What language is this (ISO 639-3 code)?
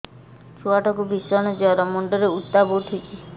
ori